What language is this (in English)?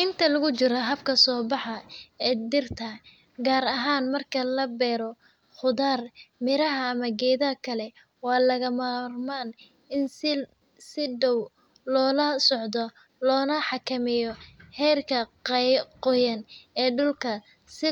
Somali